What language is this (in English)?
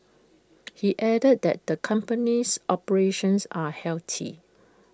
English